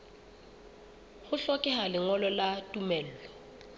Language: Southern Sotho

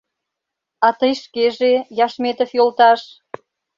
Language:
Mari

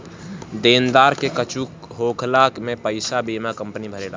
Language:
Bhojpuri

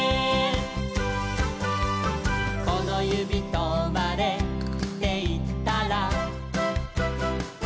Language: Japanese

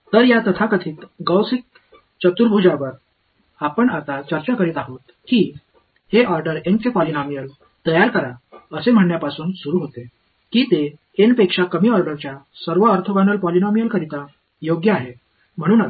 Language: Marathi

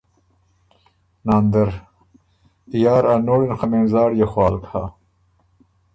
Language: Ormuri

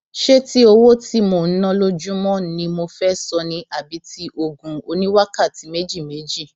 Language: Yoruba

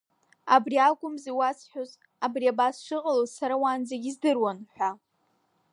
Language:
Abkhazian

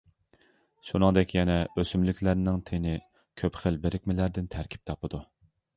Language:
Uyghur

